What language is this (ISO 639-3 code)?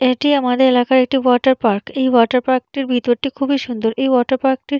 ben